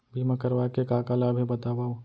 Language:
Chhattisgarhi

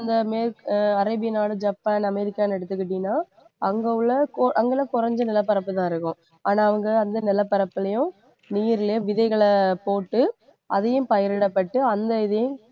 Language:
Tamil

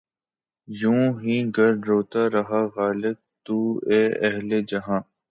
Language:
Urdu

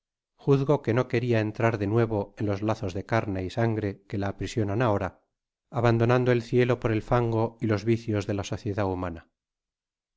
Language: Spanish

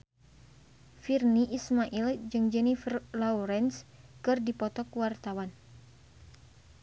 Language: Sundanese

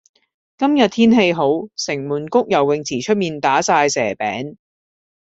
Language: Cantonese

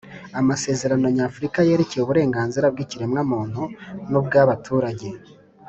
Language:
Kinyarwanda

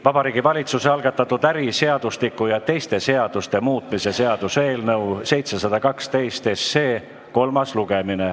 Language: Estonian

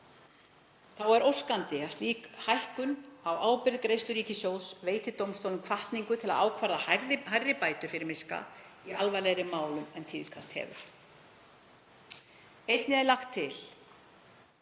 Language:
Icelandic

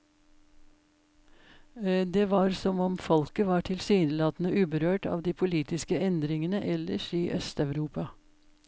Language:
Norwegian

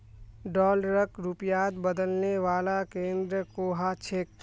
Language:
Magahi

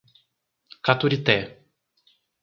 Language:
Portuguese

